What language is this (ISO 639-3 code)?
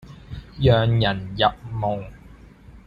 yue